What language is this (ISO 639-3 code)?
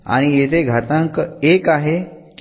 mar